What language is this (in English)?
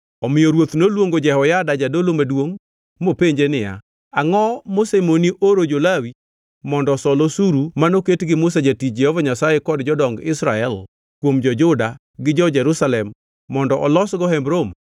Luo (Kenya and Tanzania)